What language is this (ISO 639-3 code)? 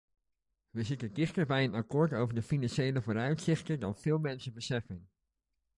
nld